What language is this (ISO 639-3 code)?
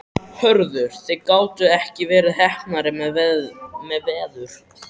isl